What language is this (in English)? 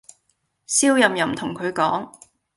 Cantonese